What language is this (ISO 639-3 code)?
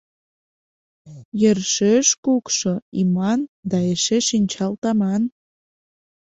chm